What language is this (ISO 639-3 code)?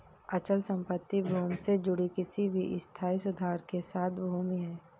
hin